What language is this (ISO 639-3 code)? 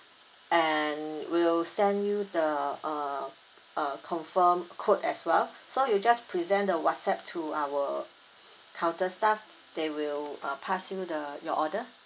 eng